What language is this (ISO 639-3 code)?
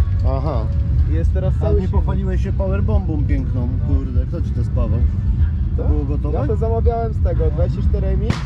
pol